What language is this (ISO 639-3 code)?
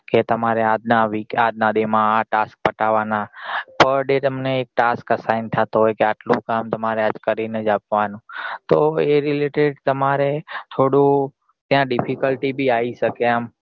guj